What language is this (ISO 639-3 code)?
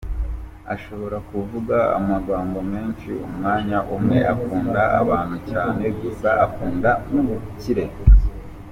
kin